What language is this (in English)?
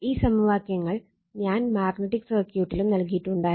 Malayalam